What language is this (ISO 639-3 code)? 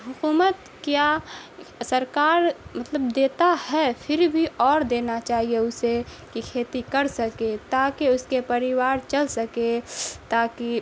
urd